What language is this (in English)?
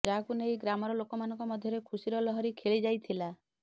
Odia